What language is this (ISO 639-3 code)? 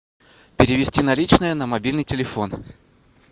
rus